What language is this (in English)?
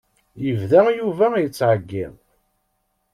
Kabyle